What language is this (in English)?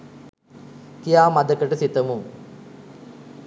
Sinhala